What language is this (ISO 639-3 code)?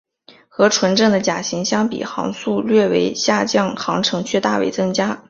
zho